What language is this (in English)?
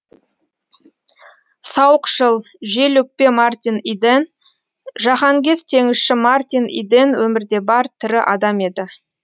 Kazakh